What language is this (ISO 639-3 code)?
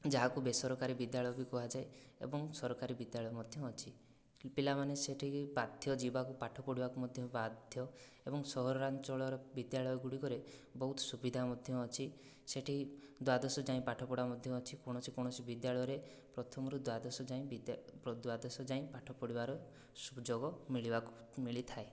ori